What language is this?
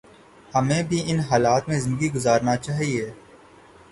Urdu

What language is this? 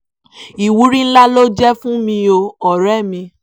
Yoruba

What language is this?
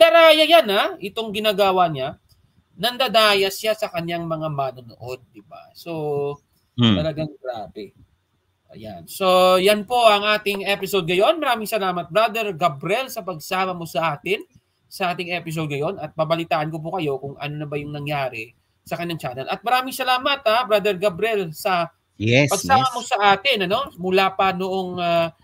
Filipino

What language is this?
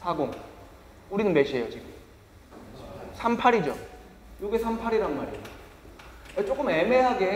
Korean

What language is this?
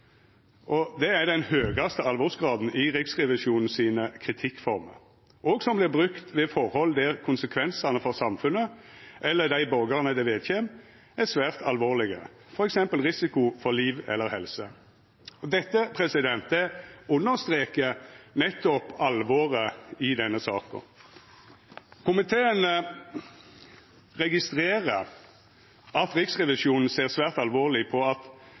Norwegian Nynorsk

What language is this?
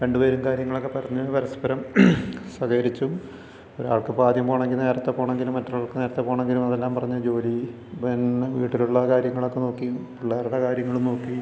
Malayalam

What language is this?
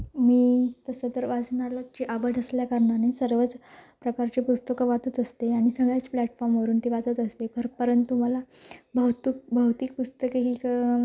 Marathi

